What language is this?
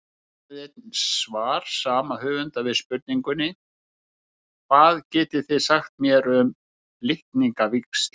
Icelandic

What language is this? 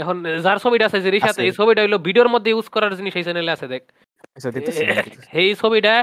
Bangla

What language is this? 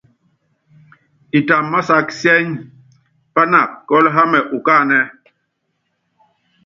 Yangben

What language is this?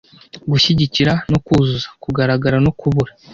Kinyarwanda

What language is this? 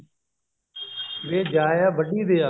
Punjabi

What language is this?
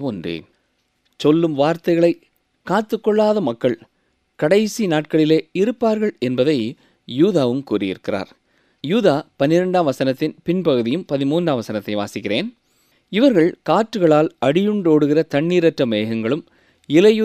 Tamil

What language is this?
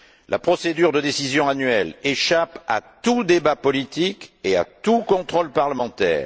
French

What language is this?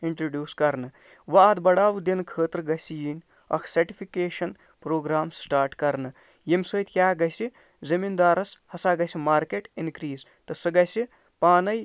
Kashmiri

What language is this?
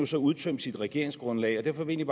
Danish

